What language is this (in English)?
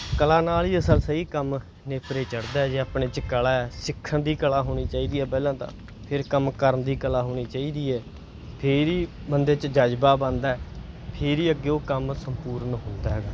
Punjabi